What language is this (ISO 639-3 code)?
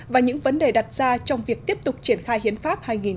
vie